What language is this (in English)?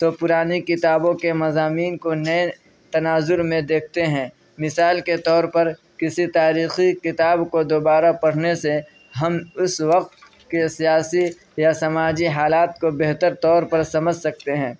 Urdu